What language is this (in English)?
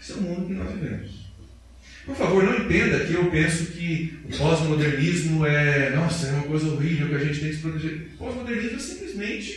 Portuguese